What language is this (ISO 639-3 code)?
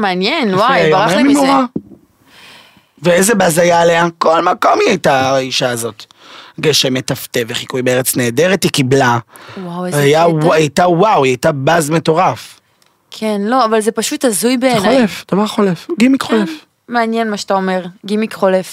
heb